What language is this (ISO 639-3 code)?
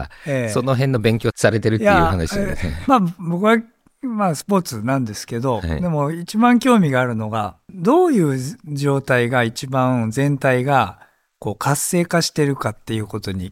jpn